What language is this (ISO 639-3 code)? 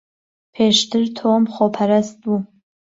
ckb